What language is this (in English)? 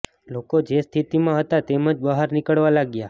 Gujarati